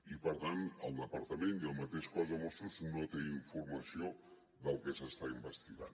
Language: Catalan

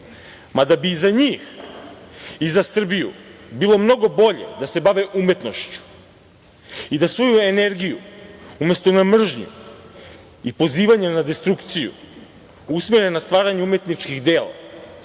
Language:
Serbian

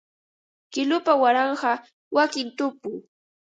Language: Ambo-Pasco Quechua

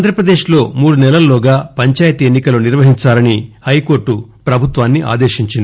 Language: Telugu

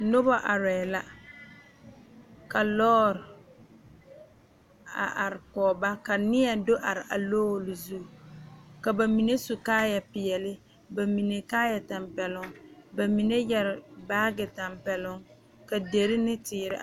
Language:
Southern Dagaare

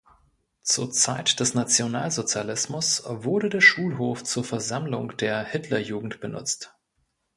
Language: German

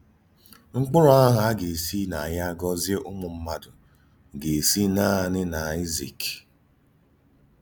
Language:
Igbo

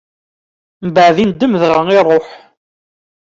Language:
Kabyle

